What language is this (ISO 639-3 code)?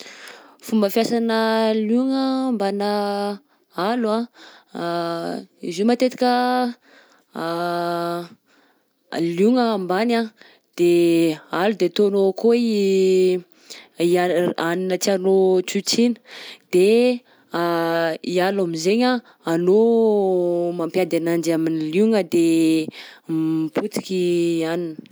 bzc